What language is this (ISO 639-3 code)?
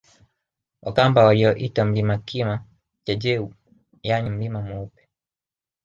swa